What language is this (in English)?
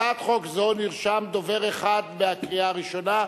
Hebrew